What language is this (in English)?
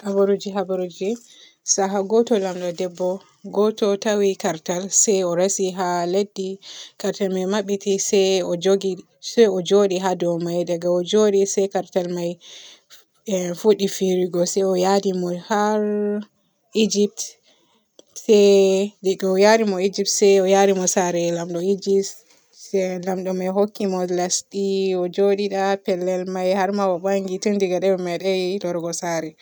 Borgu Fulfulde